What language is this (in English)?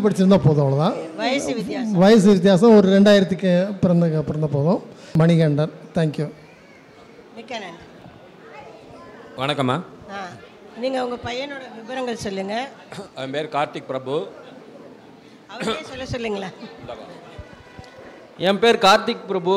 Tamil